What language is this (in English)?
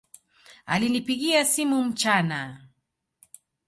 Swahili